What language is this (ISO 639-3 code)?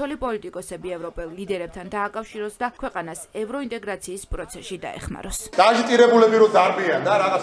ron